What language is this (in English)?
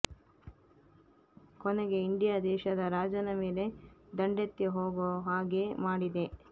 Kannada